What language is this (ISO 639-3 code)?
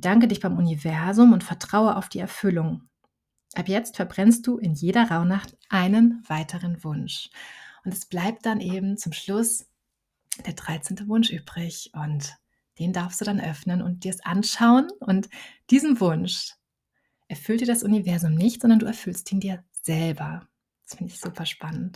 deu